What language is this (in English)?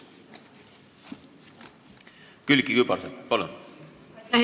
Estonian